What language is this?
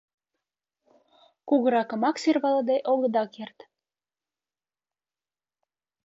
Mari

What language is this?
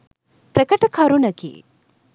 Sinhala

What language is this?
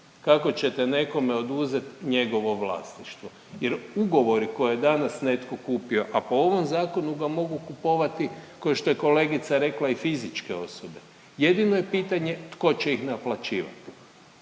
Croatian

